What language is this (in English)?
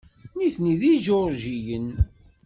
Kabyle